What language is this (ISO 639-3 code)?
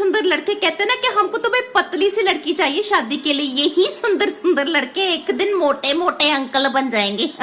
hin